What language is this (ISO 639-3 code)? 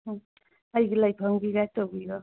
mni